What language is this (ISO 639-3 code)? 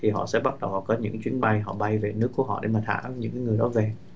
vie